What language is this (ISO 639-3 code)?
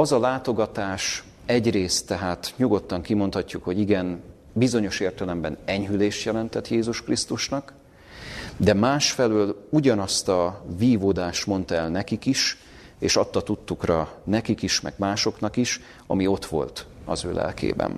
hun